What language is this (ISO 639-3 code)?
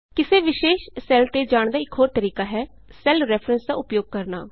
pan